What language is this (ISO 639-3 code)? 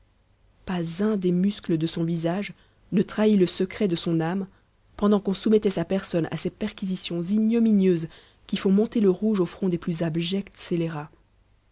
fra